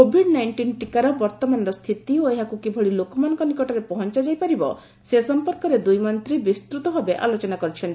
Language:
Odia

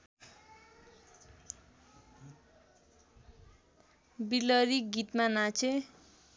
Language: Nepali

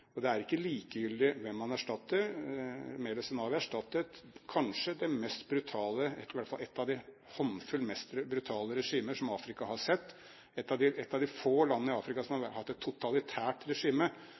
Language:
Norwegian Bokmål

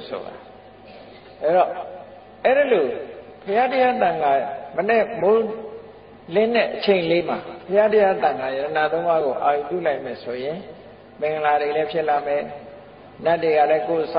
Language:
Thai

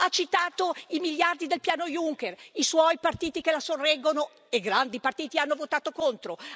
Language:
Italian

